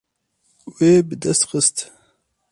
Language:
Kurdish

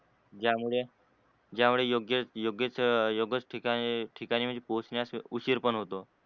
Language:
Marathi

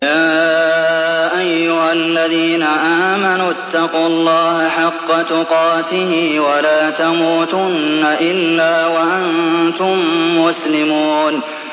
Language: Arabic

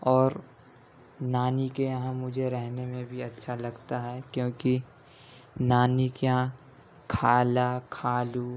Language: Urdu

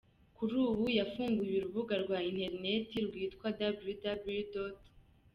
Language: Kinyarwanda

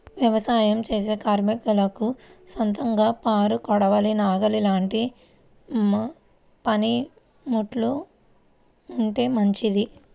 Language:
Telugu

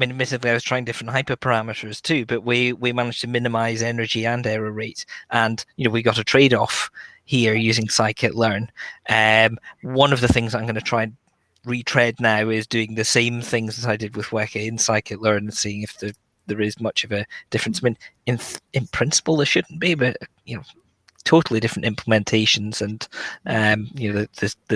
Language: English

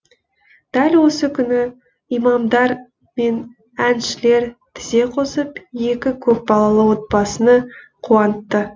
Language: Kazakh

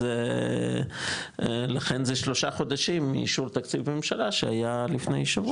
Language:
Hebrew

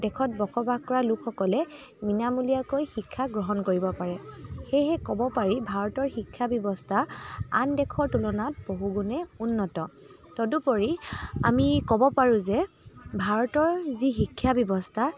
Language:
Assamese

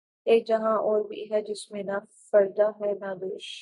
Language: Urdu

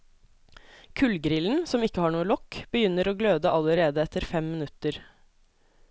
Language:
Norwegian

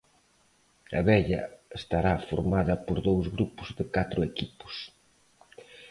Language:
Galician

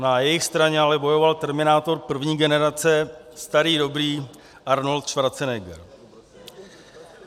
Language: Czech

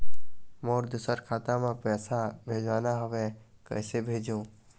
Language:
Chhattisgarhi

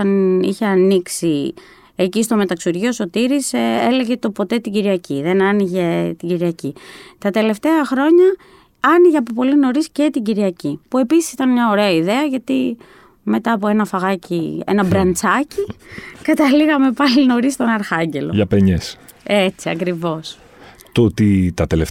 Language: Greek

